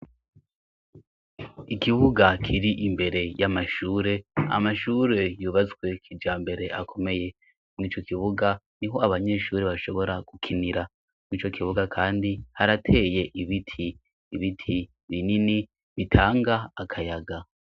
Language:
Rundi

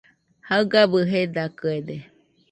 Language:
Nüpode Huitoto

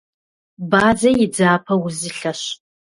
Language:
Kabardian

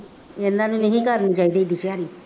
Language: Punjabi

